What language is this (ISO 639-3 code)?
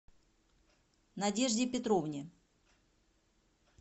rus